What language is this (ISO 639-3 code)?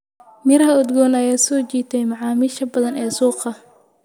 som